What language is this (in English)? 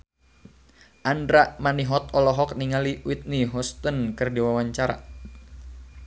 Sundanese